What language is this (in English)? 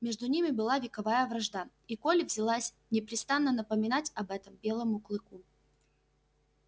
Russian